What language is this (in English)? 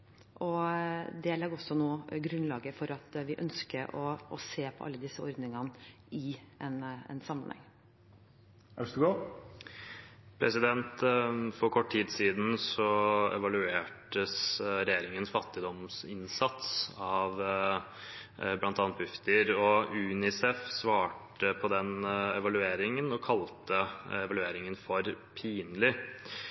Norwegian Bokmål